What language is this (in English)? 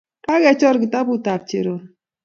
Kalenjin